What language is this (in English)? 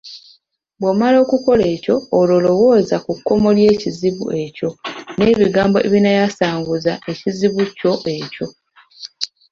Ganda